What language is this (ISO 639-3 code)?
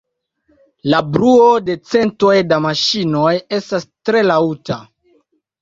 epo